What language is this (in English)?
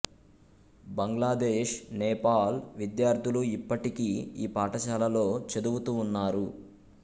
Telugu